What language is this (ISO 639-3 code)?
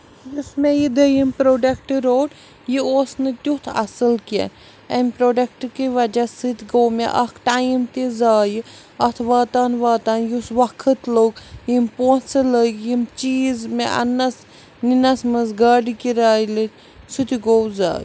kas